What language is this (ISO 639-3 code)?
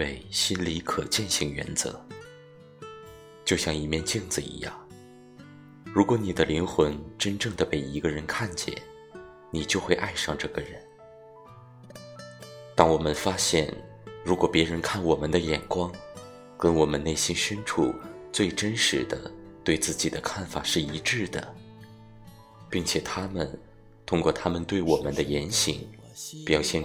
zho